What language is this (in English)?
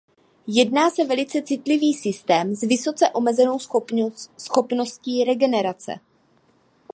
Czech